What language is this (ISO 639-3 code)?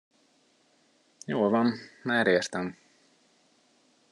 hun